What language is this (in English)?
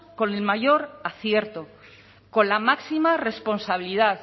Spanish